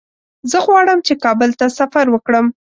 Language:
Pashto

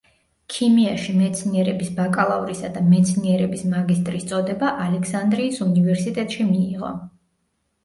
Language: Georgian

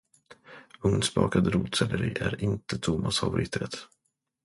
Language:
Swedish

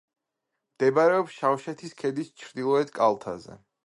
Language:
Georgian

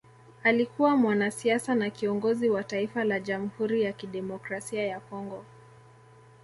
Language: Swahili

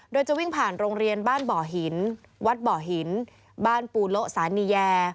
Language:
Thai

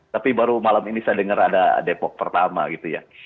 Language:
Indonesian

